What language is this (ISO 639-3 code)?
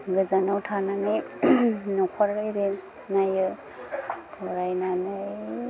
brx